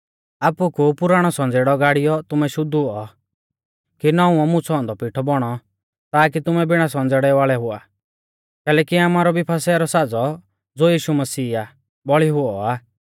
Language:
Mahasu Pahari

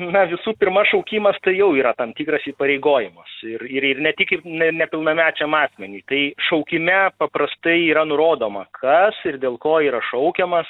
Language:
Lithuanian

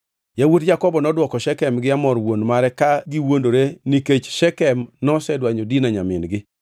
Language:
Luo (Kenya and Tanzania)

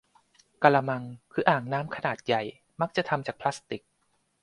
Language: Thai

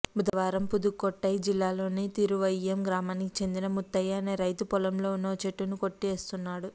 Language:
Telugu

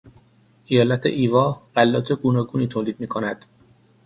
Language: Persian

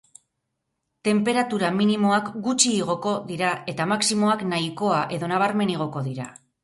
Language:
Basque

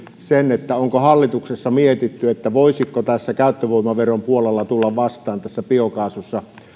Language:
Finnish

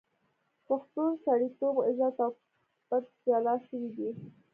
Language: Pashto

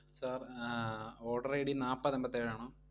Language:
Malayalam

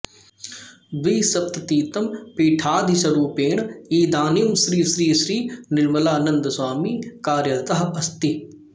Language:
Sanskrit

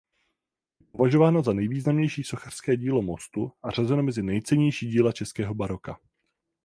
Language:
Czech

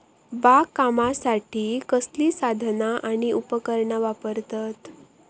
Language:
Marathi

